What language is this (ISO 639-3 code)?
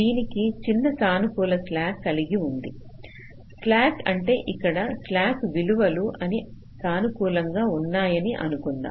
tel